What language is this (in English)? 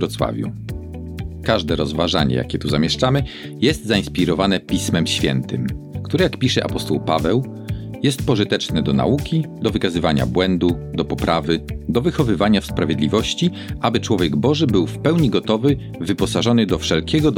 Polish